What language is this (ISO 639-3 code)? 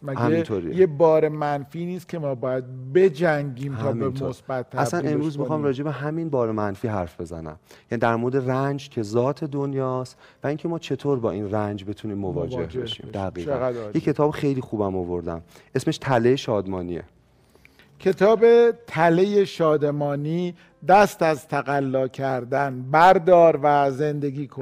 fas